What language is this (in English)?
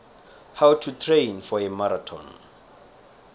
South Ndebele